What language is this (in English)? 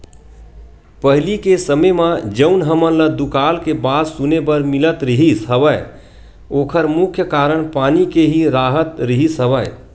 Chhattisgarhi